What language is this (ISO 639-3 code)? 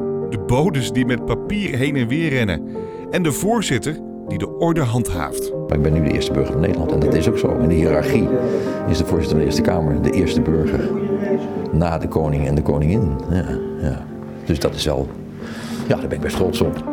nld